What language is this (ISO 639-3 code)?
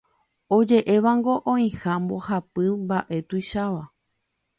grn